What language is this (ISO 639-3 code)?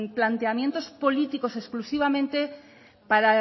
spa